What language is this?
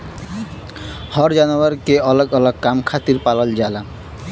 Bhojpuri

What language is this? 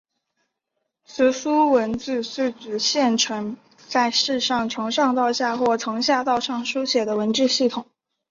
Chinese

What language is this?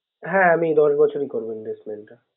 Bangla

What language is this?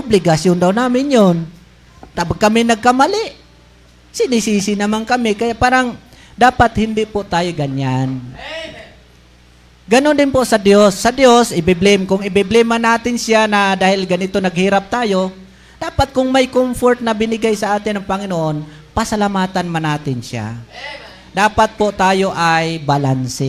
Filipino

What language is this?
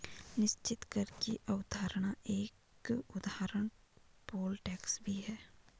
Hindi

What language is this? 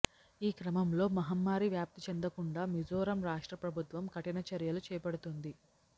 Telugu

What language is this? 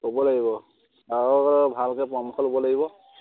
Assamese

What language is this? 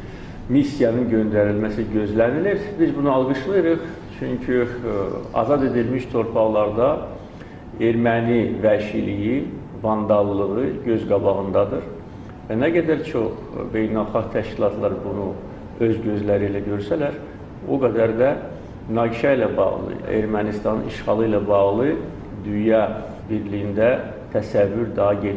Turkish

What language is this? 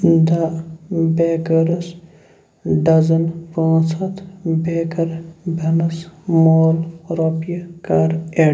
Kashmiri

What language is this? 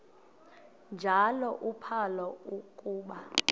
Xhosa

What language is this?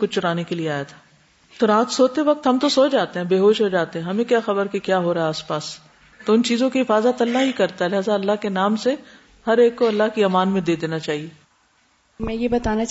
Urdu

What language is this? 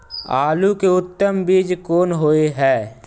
Maithili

